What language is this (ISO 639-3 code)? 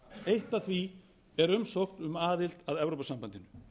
isl